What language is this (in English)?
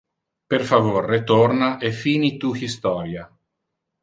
Interlingua